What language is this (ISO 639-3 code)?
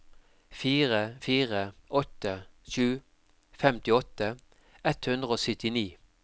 nor